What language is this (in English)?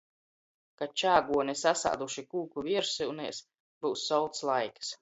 Latgalian